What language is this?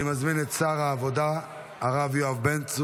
Hebrew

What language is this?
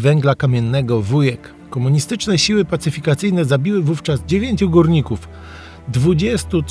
Polish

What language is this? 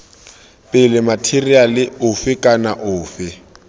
Tswana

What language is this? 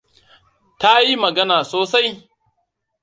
Hausa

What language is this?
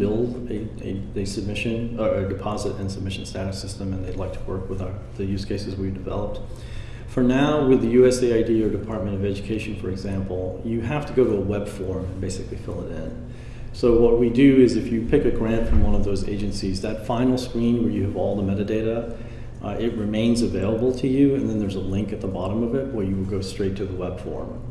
English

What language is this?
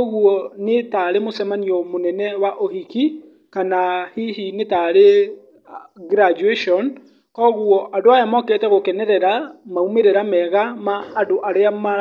Kikuyu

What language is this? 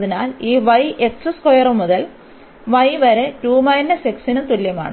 Malayalam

